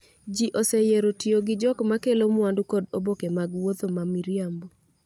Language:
Luo (Kenya and Tanzania)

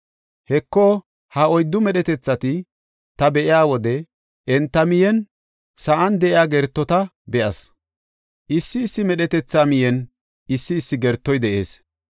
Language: Gofa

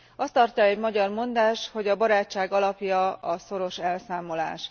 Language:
Hungarian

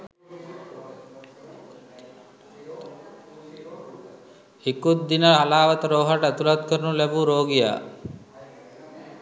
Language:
Sinhala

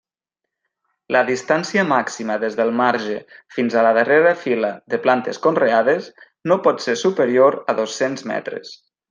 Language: Catalan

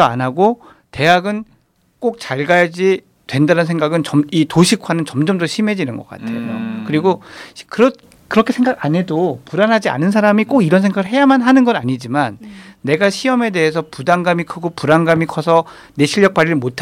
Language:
Korean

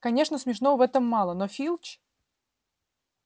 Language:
Russian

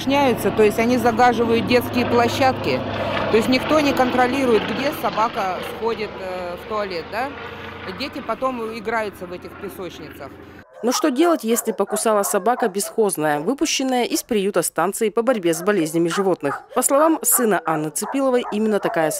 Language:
Russian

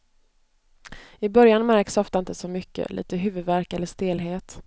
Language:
Swedish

